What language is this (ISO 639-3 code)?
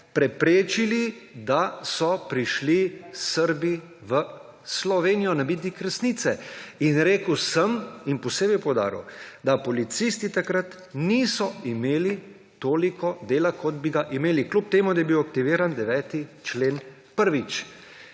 slv